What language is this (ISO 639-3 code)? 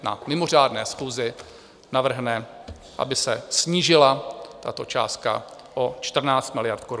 ces